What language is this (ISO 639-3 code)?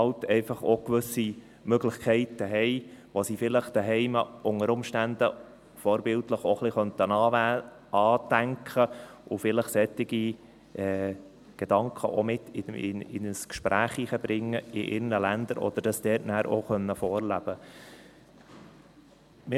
gsw